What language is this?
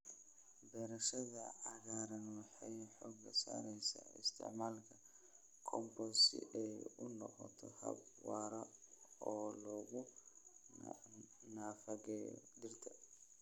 Somali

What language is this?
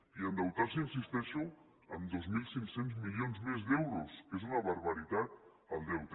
Catalan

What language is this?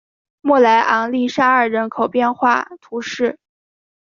Chinese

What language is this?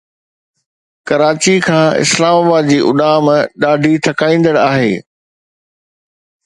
Sindhi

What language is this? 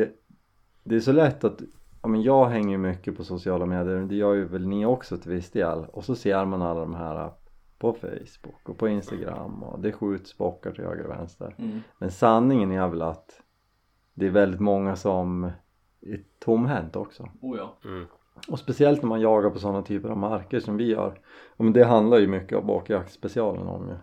Swedish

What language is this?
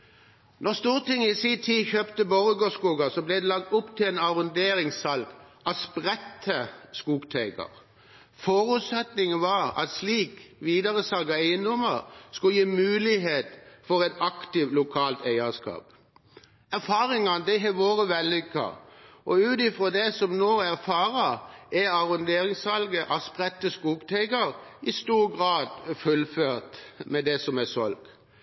Norwegian Bokmål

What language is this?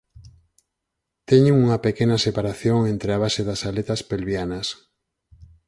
Galician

